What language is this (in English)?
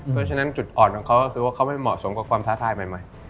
Thai